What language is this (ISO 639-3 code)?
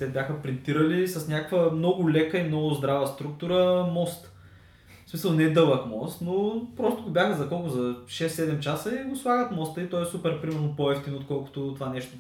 bul